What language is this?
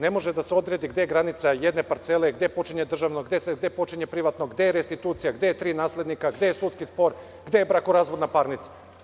Serbian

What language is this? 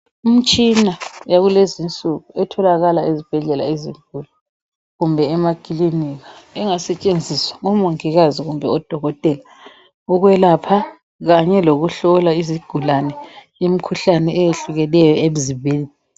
North Ndebele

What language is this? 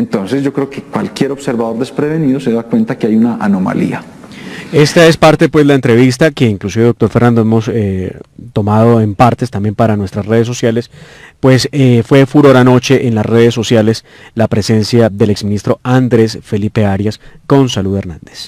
Spanish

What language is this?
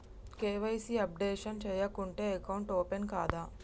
Telugu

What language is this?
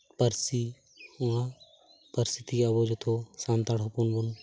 Santali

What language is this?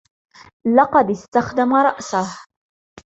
Arabic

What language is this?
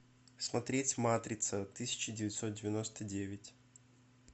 Russian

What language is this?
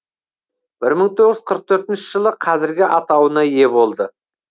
Kazakh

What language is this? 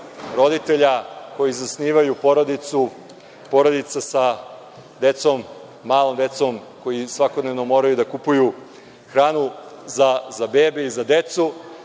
Serbian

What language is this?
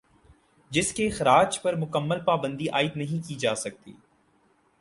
Urdu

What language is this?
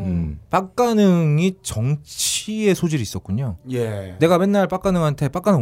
Korean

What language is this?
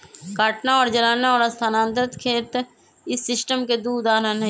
Magahi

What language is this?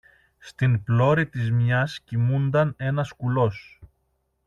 Greek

